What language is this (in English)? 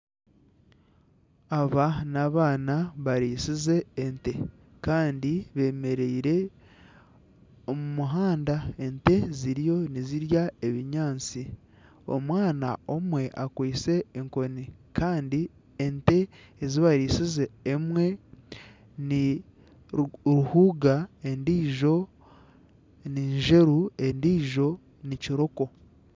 Nyankole